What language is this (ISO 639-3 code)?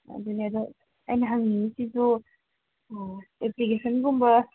mni